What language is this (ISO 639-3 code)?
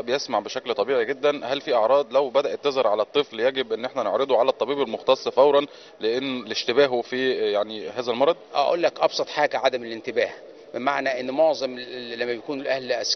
ara